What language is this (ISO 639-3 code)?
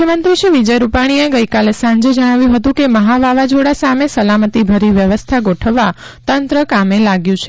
guj